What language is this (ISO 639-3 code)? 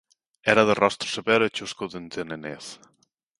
glg